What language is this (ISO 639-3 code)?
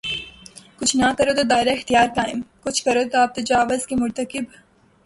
urd